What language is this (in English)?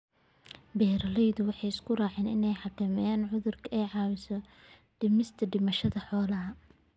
Somali